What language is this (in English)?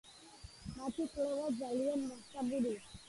Georgian